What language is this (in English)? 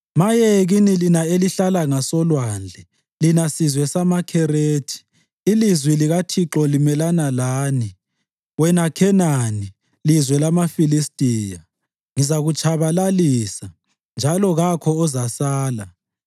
North Ndebele